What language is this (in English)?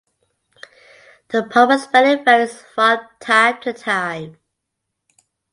English